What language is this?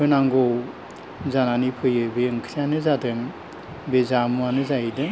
Bodo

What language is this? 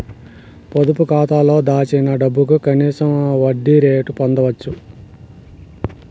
Telugu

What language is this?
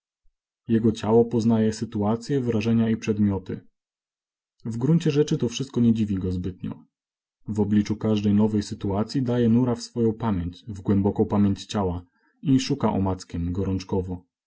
Polish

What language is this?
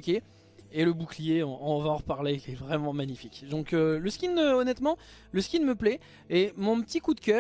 French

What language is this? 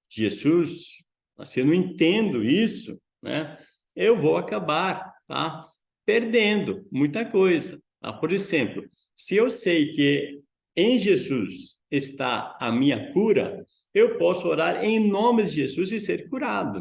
Portuguese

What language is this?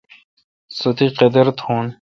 Kalkoti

